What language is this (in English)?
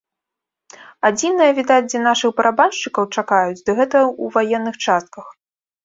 Belarusian